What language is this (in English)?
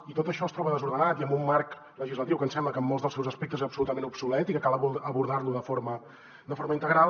Catalan